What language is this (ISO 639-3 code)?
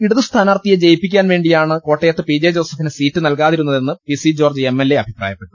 mal